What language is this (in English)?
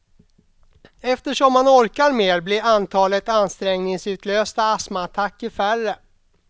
Swedish